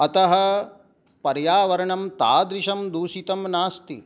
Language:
Sanskrit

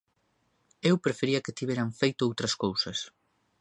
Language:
Galician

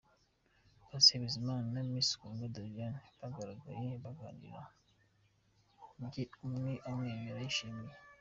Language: Kinyarwanda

